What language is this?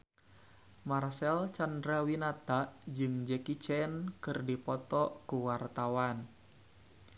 Sundanese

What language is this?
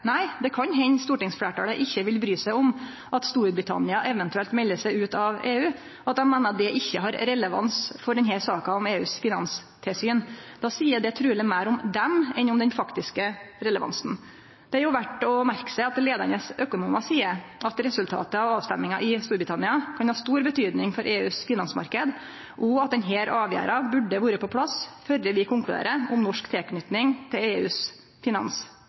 Norwegian Nynorsk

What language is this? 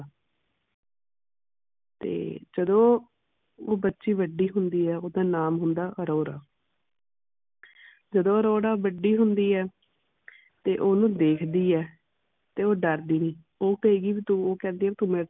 Punjabi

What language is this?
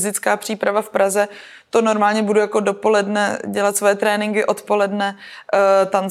Czech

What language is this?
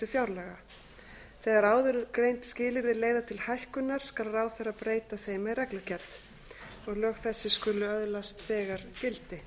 Icelandic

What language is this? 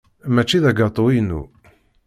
Kabyle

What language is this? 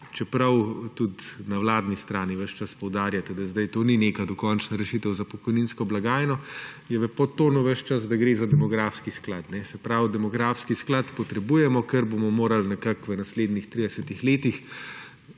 Slovenian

